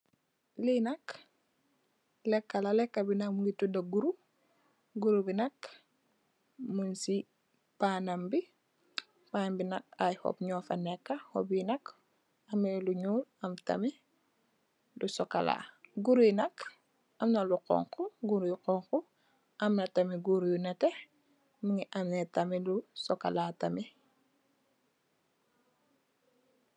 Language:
Wolof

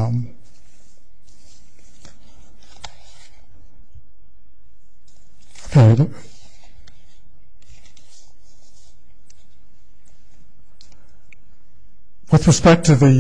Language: English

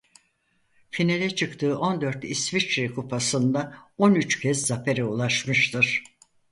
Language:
Turkish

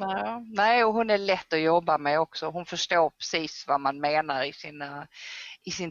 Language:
Swedish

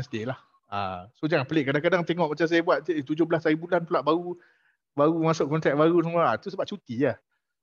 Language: Malay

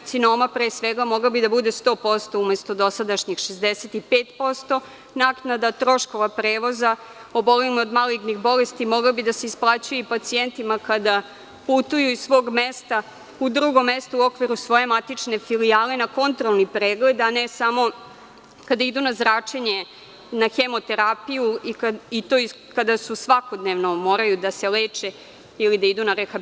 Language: Serbian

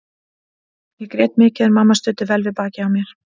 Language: Icelandic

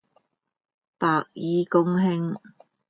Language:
Cantonese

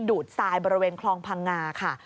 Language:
Thai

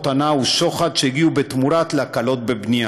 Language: Hebrew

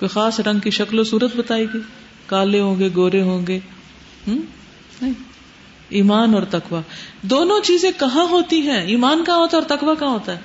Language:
Urdu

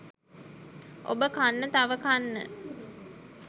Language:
Sinhala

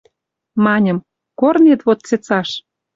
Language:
Western Mari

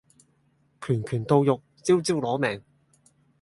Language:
Cantonese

